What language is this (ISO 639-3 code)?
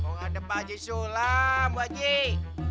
ind